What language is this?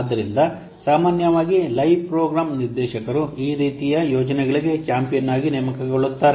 Kannada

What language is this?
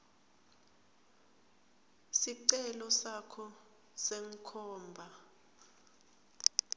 Swati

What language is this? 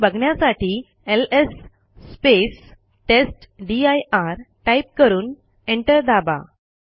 Marathi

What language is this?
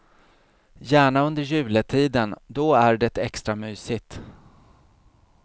Swedish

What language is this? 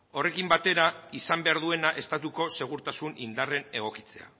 Basque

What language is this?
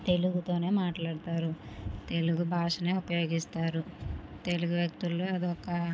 Telugu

